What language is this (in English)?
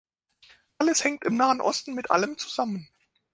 German